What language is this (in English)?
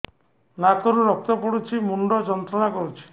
Odia